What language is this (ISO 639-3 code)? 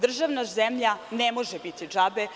srp